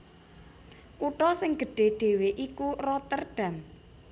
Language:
Javanese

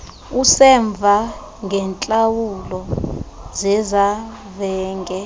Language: Xhosa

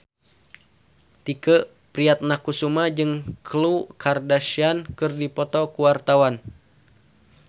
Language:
Sundanese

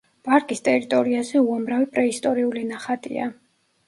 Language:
Georgian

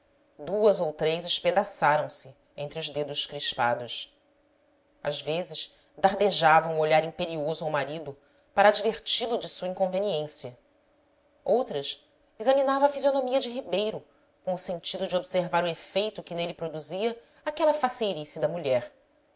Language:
Portuguese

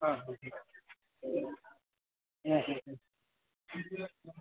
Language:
Kannada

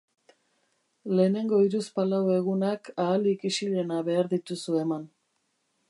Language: Basque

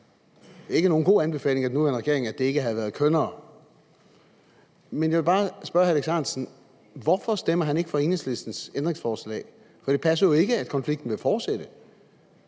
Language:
Danish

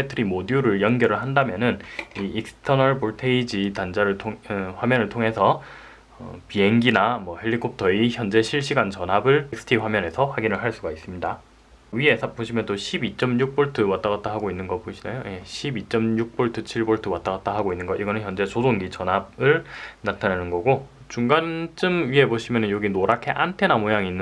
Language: Korean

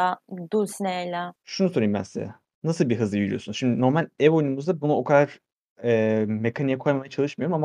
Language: Turkish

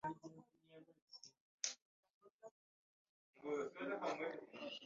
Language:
Ganda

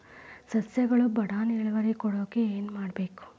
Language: Kannada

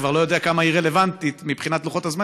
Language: Hebrew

